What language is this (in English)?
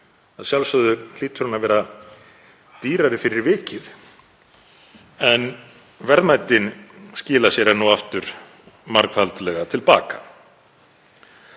Icelandic